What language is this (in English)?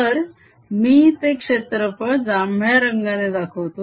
Marathi